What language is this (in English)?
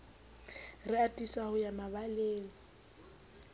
Southern Sotho